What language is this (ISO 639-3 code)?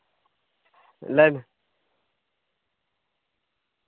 sat